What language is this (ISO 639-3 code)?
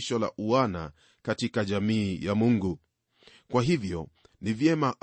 swa